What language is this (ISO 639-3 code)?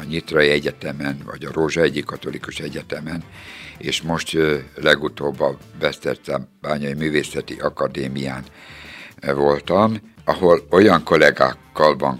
hun